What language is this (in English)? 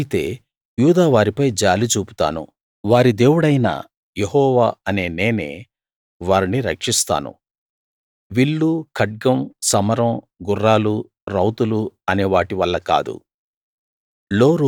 Telugu